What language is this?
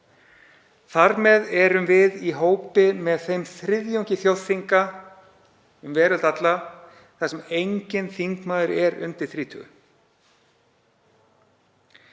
Icelandic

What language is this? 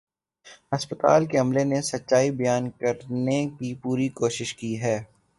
Urdu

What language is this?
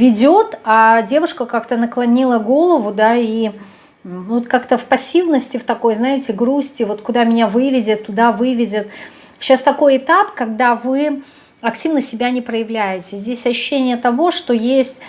Russian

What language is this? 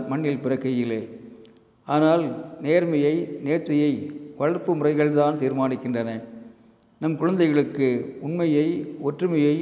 Tamil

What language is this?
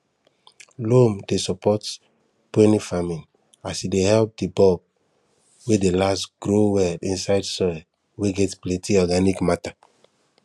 Nigerian Pidgin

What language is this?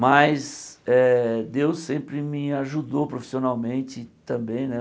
Portuguese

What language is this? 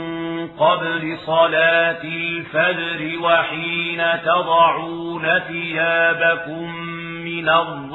Arabic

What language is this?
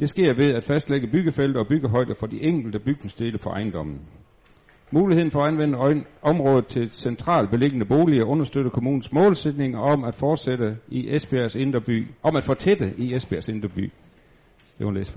Danish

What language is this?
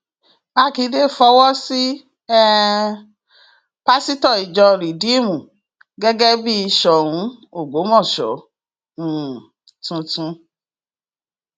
Yoruba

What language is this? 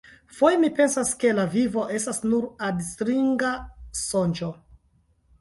Esperanto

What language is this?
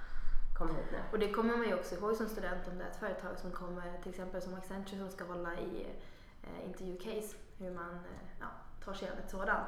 Swedish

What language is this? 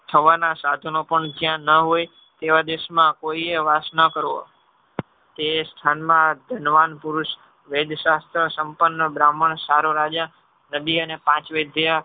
Gujarati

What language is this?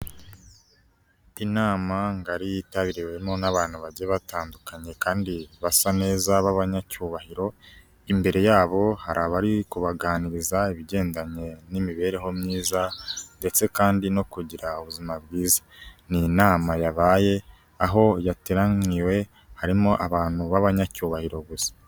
Kinyarwanda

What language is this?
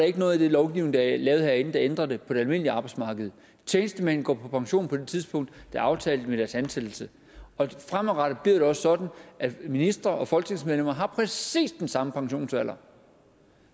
Danish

